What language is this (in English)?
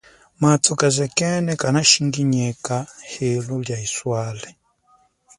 Chokwe